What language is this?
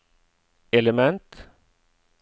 Norwegian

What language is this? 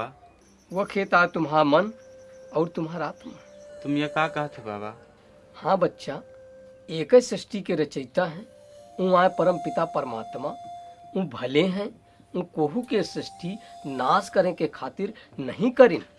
Hindi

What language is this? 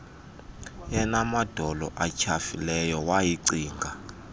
Xhosa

